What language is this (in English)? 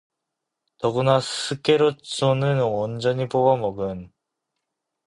Korean